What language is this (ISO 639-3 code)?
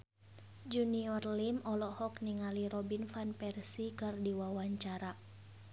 sun